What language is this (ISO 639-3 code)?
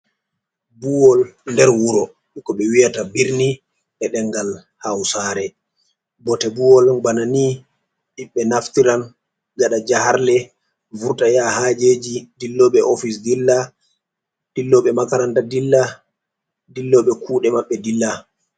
ful